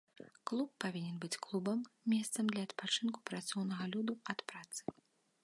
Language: Belarusian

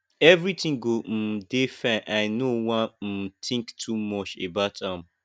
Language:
Nigerian Pidgin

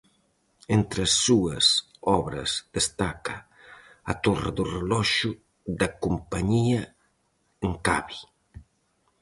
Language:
Galician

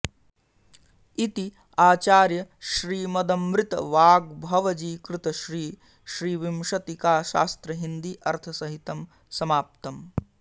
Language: Sanskrit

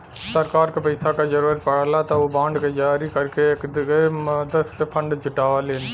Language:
Bhojpuri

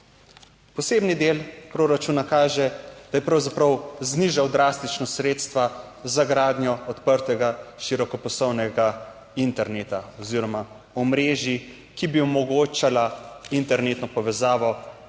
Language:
Slovenian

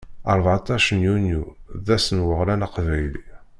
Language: Kabyle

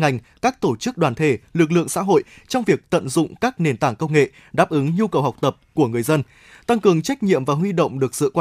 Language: Vietnamese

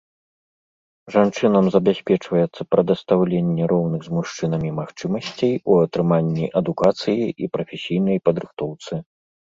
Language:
Belarusian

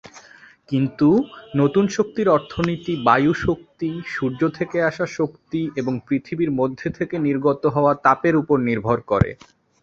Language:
Bangla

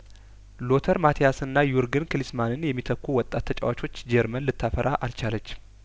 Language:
Amharic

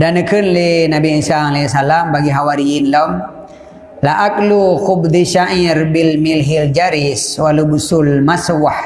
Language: Malay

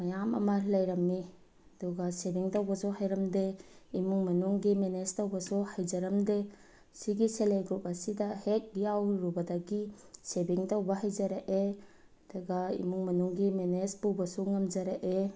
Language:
Manipuri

